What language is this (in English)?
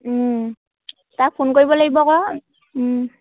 Assamese